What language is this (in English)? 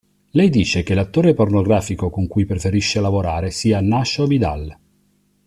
Italian